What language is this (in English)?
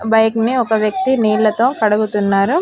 Telugu